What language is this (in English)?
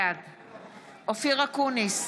Hebrew